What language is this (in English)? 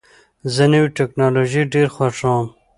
Pashto